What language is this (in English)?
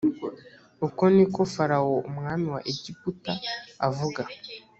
Kinyarwanda